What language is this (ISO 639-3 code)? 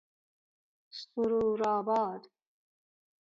fas